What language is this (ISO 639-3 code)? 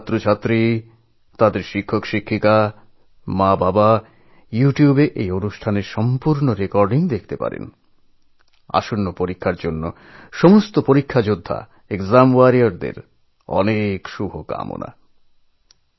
ben